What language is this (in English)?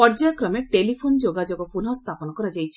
Odia